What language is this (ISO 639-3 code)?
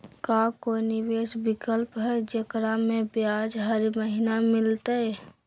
mag